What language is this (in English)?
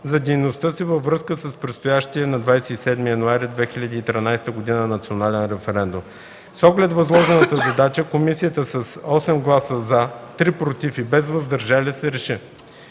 Bulgarian